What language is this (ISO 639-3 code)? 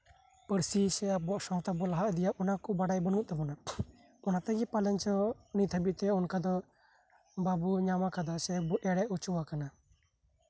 sat